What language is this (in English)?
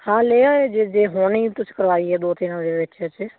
Punjabi